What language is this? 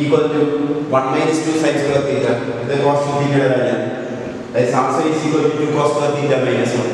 Indonesian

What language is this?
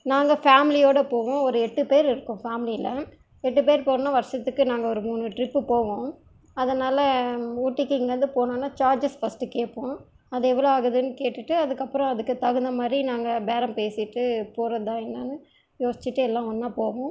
Tamil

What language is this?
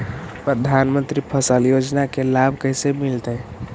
Magahi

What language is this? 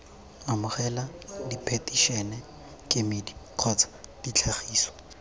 Tswana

